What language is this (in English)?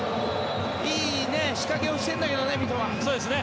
Japanese